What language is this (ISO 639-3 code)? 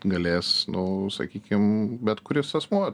lit